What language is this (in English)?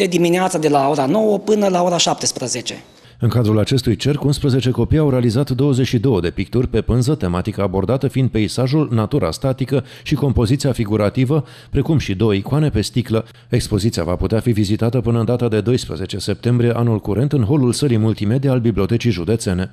Romanian